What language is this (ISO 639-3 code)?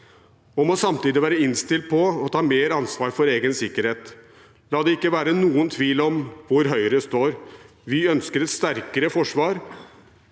nor